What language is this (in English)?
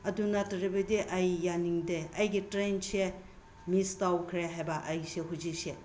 Manipuri